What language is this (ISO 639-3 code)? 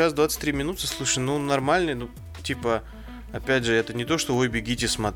rus